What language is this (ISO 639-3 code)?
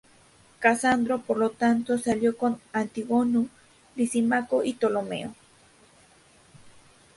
spa